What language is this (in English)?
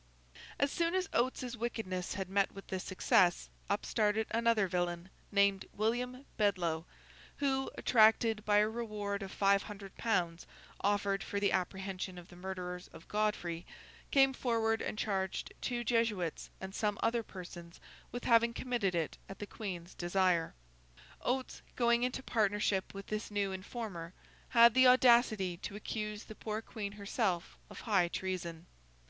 English